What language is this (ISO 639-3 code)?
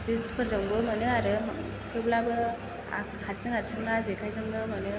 brx